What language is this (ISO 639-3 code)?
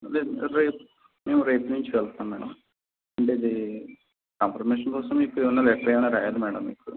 tel